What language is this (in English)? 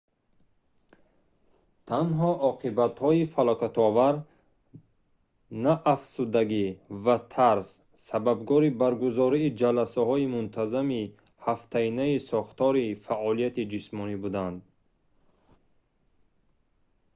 Tajik